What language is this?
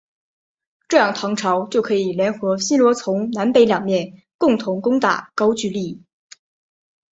Chinese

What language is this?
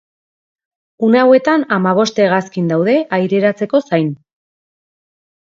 Basque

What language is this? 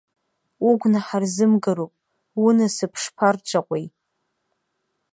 Abkhazian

